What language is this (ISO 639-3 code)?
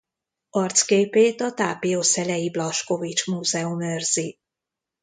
hun